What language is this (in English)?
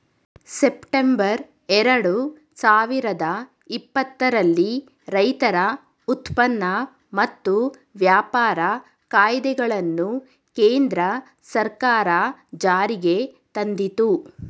Kannada